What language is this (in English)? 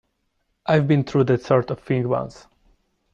English